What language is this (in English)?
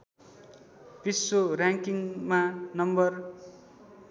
Nepali